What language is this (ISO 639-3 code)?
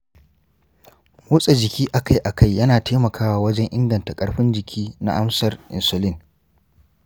hau